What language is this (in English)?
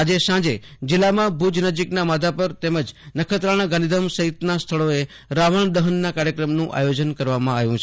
Gujarati